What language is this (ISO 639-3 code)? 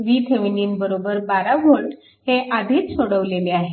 mar